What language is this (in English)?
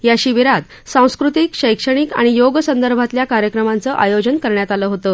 Marathi